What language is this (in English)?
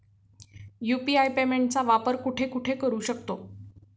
Marathi